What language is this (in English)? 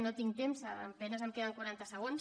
Catalan